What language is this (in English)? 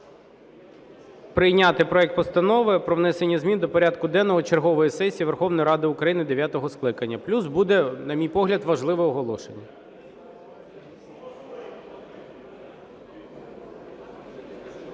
Ukrainian